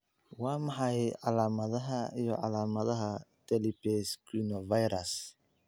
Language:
Somali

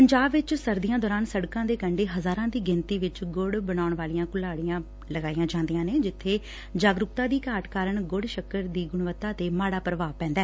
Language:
Punjabi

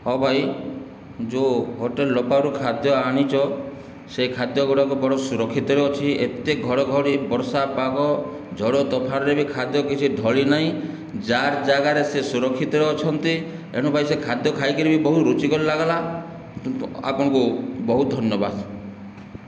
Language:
Odia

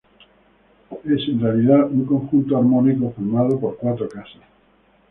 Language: Spanish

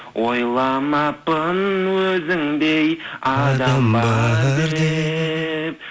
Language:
Kazakh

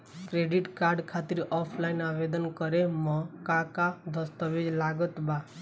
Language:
Bhojpuri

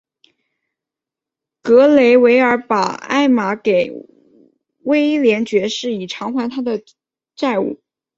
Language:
Chinese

